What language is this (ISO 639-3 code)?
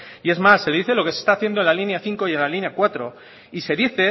spa